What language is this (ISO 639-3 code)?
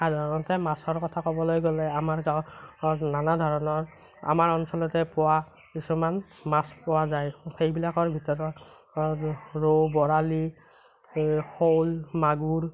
asm